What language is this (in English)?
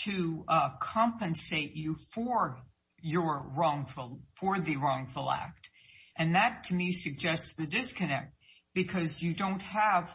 English